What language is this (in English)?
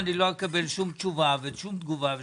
Hebrew